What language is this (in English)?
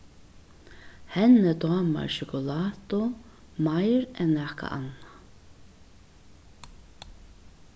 Faroese